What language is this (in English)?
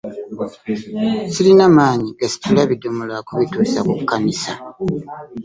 Ganda